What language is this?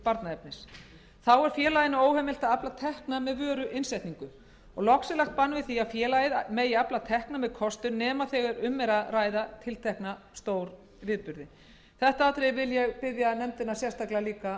Icelandic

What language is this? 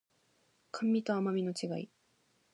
Japanese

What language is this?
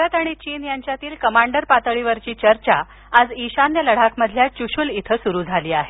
Marathi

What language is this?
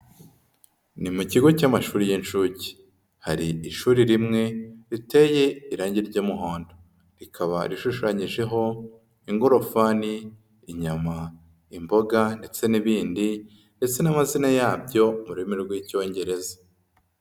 Kinyarwanda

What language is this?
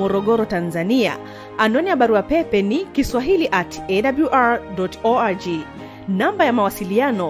Swahili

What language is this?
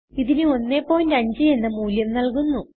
Malayalam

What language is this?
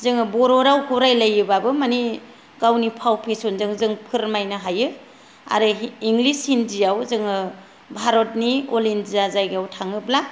Bodo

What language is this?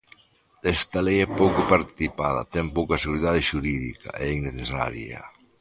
Galician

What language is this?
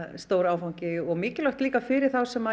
Icelandic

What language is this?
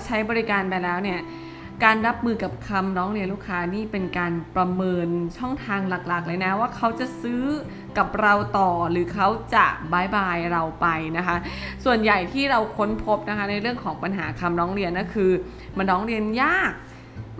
Thai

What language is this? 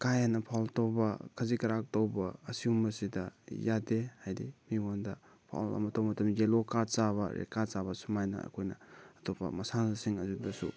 Manipuri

